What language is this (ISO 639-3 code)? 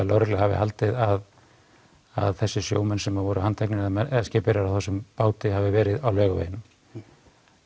isl